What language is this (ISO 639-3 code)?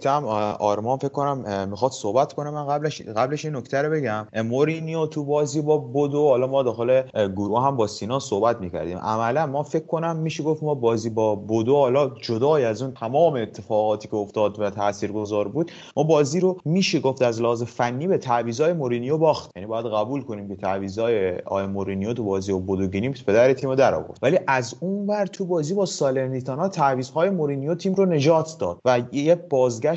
fas